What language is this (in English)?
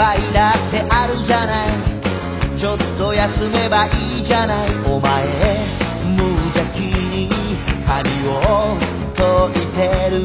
Thai